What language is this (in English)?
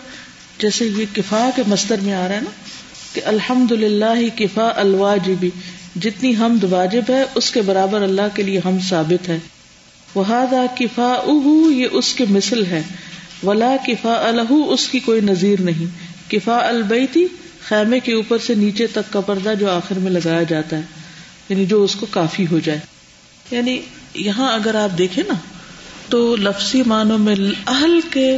Urdu